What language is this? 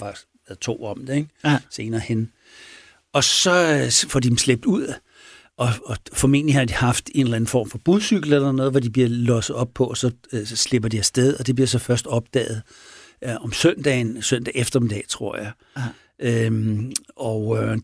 Danish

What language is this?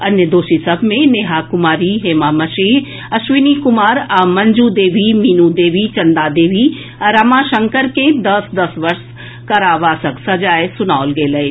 Maithili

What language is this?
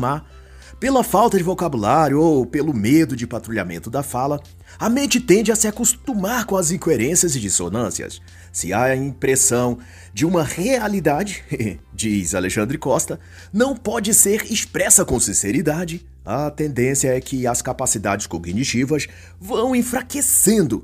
Portuguese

